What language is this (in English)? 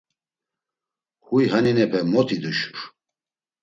Laz